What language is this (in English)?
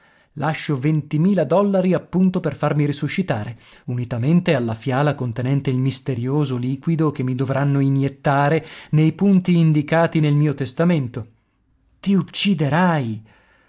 Italian